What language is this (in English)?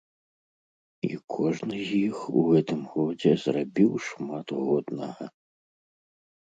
Belarusian